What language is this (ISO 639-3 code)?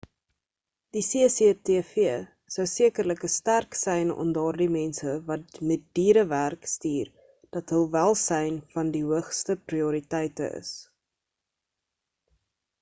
afr